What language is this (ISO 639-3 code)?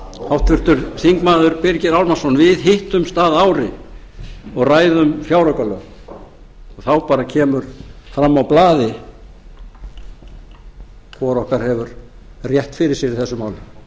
isl